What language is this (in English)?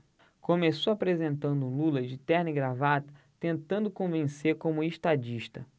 Portuguese